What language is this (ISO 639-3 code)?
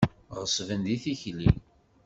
kab